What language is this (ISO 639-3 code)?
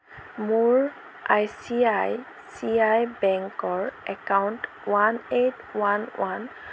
asm